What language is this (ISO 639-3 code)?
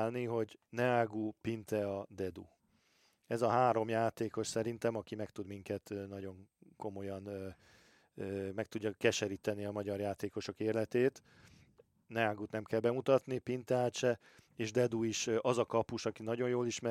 hun